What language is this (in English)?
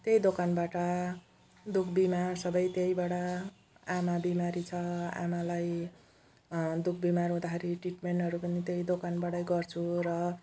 Nepali